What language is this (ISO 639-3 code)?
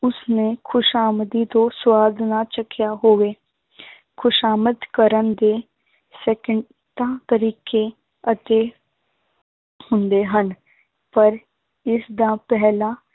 pan